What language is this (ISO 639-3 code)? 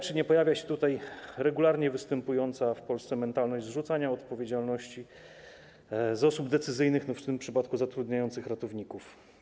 pol